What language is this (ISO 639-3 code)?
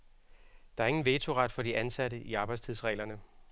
dan